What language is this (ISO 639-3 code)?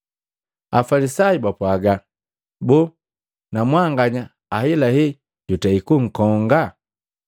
mgv